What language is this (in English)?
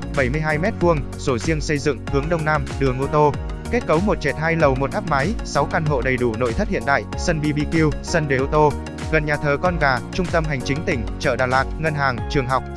Vietnamese